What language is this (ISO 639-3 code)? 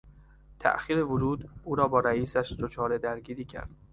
fas